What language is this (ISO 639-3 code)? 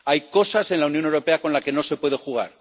spa